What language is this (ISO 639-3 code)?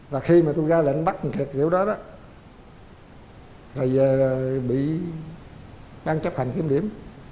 vie